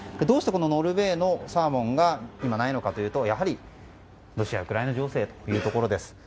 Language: Japanese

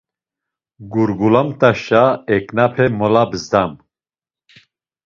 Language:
Laz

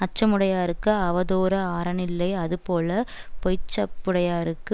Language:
Tamil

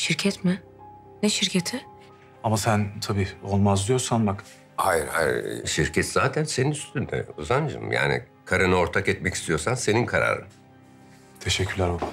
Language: Turkish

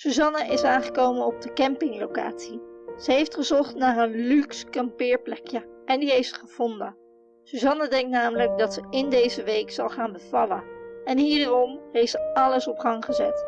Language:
Dutch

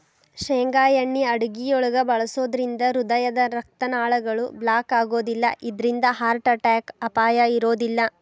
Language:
Kannada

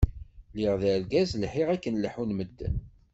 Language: Kabyle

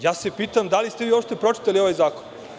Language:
Serbian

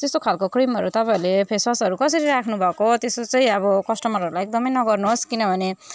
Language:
Nepali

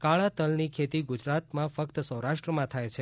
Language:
Gujarati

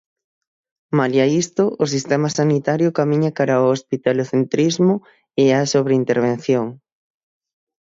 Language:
Galician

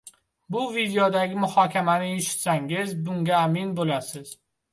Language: Uzbek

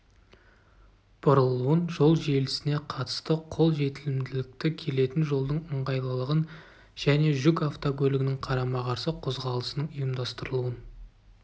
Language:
Kazakh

